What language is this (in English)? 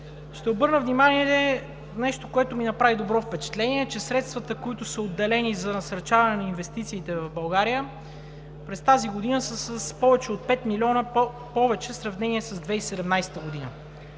Bulgarian